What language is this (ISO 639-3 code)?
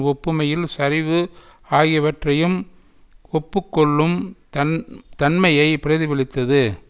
tam